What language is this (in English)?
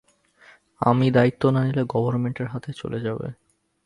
Bangla